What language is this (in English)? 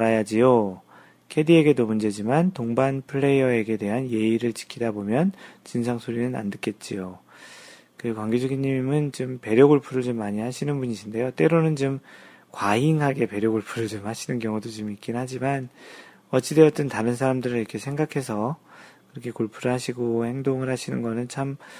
Korean